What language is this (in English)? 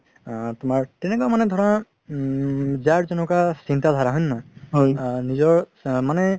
Assamese